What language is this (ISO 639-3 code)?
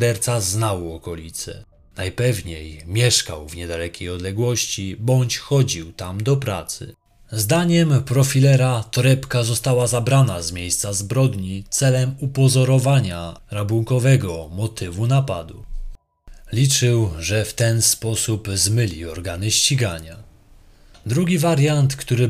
pol